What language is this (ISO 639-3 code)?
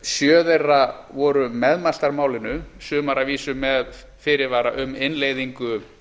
isl